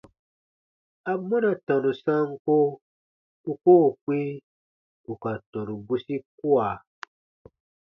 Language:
Baatonum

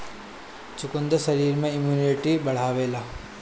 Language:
Bhojpuri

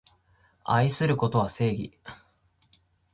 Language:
Japanese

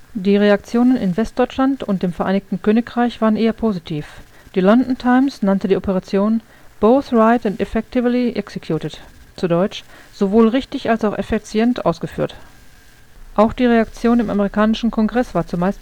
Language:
German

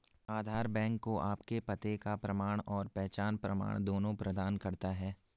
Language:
Hindi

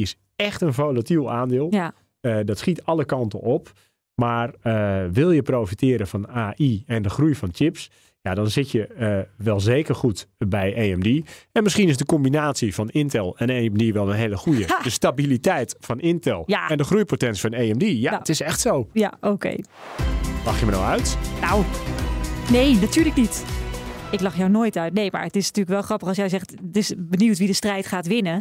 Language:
Dutch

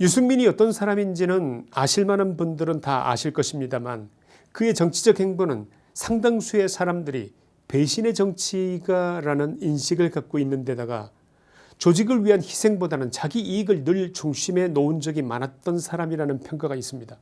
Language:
Korean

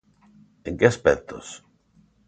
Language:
Galician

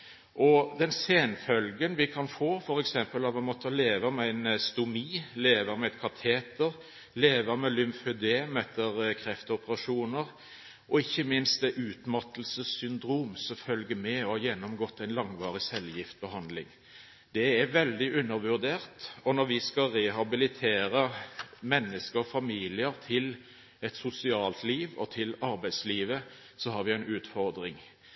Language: Norwegian Bokmål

